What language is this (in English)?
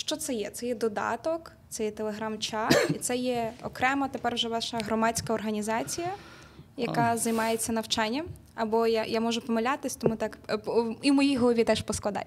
Ukrainian